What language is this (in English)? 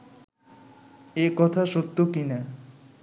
Bangla